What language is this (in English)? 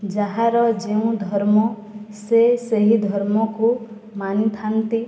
Odia